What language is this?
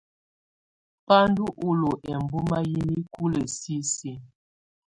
Tunen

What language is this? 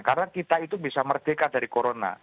Indonesian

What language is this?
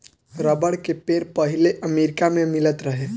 Bhojpuri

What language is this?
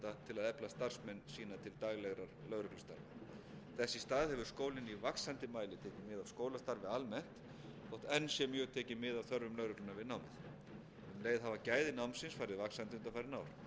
Icelandic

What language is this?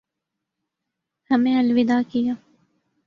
Urdu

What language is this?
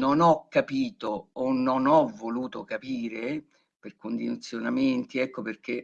Italian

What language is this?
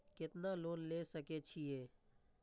Maithili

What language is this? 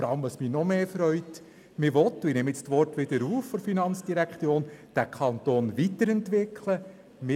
Swiss German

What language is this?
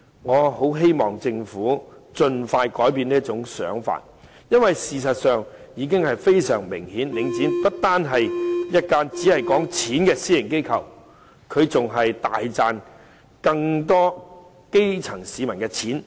Cantonese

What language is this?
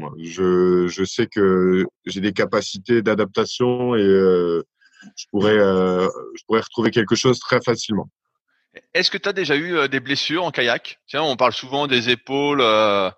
French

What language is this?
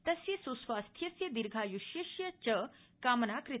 Sanskrit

